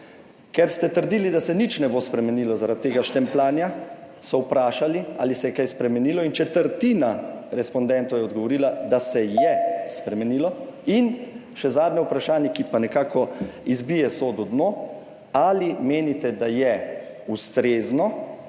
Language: Slovenian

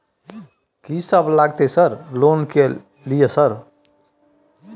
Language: Maithili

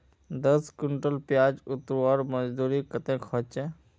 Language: Magahi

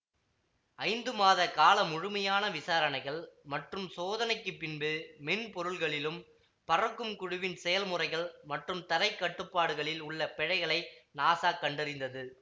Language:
Tamil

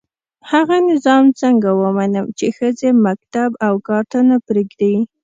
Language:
Pashto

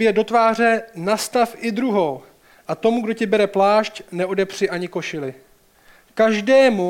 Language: Czech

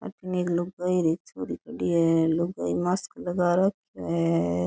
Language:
Rajasthani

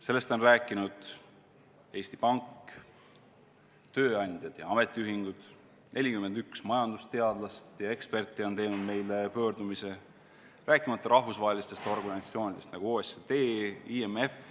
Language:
Estonian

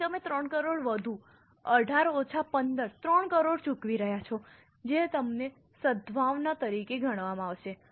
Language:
Gujarati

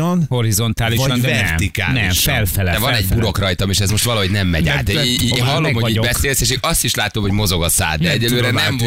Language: Hungarian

